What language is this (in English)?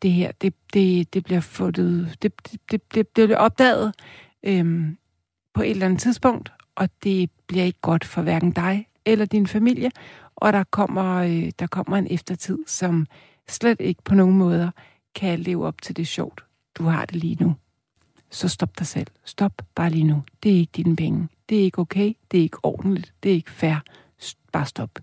Danish